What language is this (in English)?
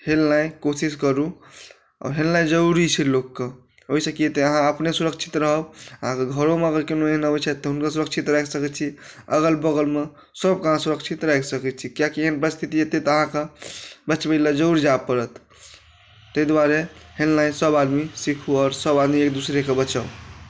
Maithili